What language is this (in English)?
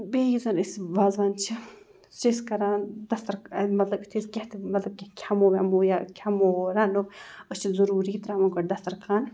Kashmiri